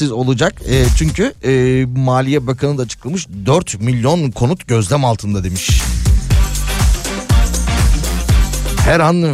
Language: Turkish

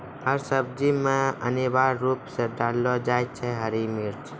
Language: Maithili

